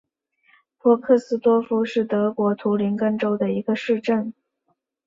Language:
Chinese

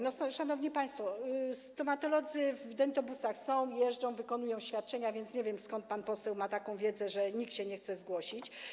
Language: Polish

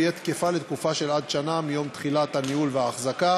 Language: Hebrew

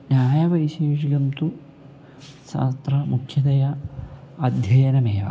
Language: Sanskrit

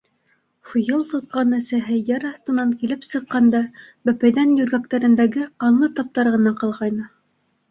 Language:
Bashkir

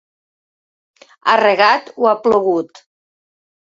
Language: Catalan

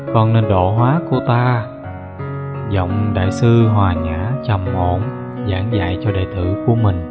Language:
Vietnamese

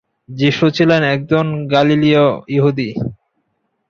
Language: Bangla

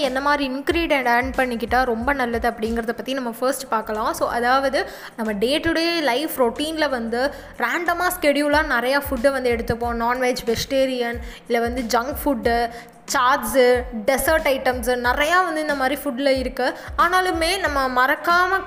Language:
Tamil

